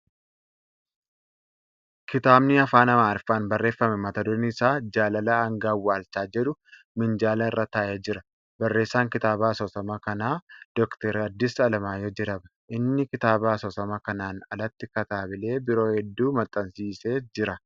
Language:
Oromo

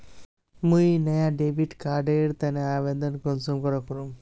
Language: Magahi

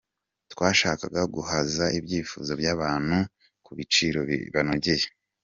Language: Kinyarwanda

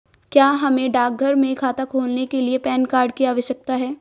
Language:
Hindi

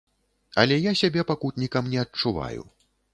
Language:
Belarusian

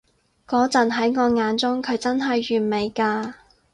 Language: Cantonese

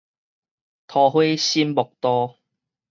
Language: Min Nan Chinese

